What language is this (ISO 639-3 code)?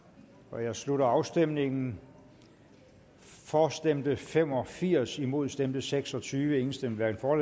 dan